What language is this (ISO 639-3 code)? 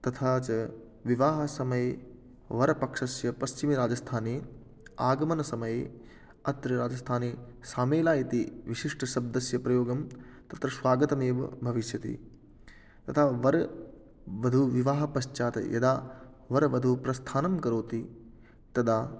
san